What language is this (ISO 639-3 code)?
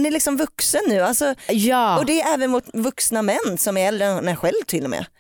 swe